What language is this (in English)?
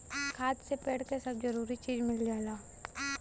Bhojpuri